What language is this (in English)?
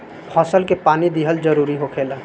Bhojpuri